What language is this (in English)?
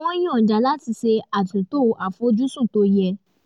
Yoruba